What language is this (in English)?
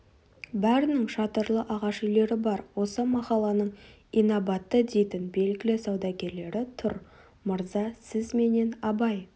Kazakh